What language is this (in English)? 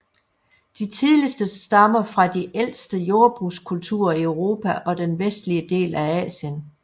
Danish